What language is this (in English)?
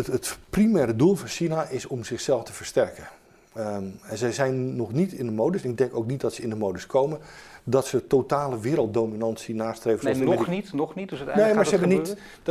Dutch